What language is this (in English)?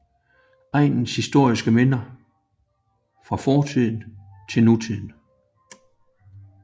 Danish